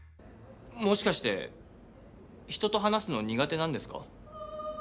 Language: Japanese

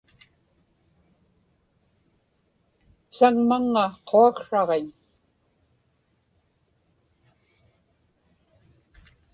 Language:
Inupiaq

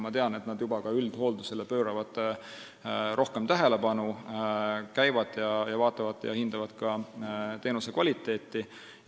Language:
Estonian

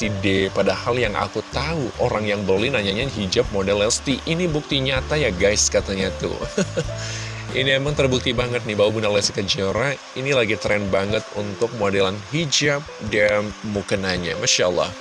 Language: Indonesian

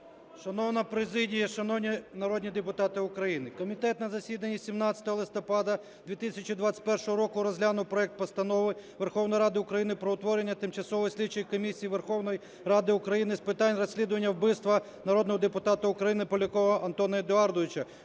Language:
Ukrainian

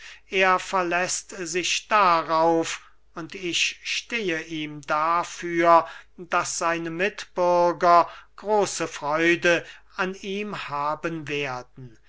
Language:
German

